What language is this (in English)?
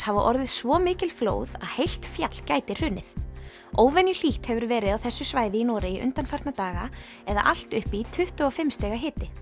Icelandic